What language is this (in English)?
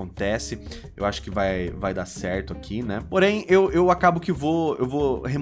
Portuguese